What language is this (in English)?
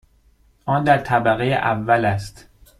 Persian